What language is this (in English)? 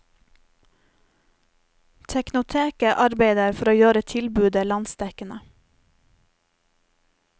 Norwegian